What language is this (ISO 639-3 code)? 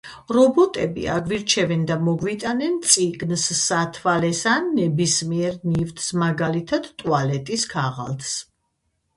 kat